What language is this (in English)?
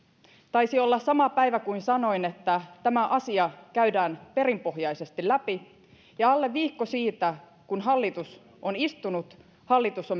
Finnish